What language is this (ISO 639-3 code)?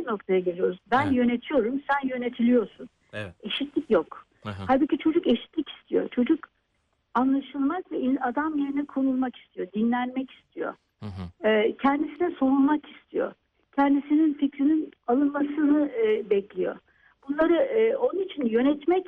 tur